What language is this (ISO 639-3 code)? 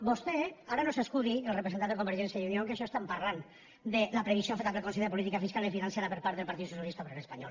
cat